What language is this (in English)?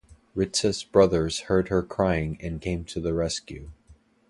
English